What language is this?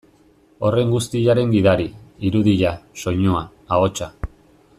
Basque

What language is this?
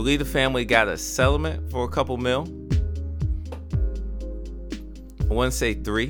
English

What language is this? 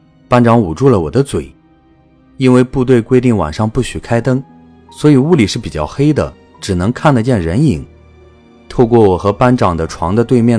Chinese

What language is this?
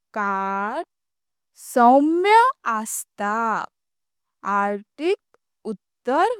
Konkani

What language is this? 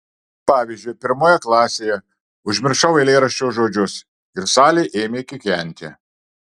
Lithuanian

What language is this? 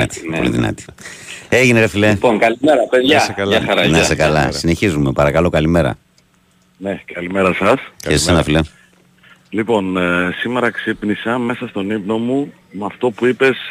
Greek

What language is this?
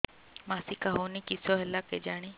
Odia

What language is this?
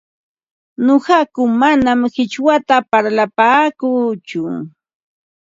Ambo-Pasco Quechua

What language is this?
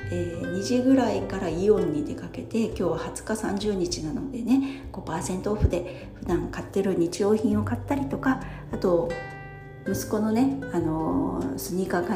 Japanese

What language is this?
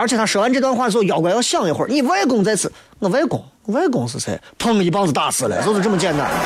Chinese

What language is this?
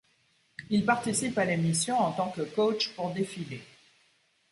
French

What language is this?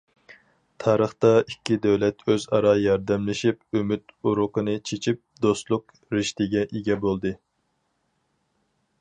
Uyghur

